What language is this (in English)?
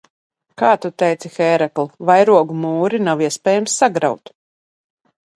Latvian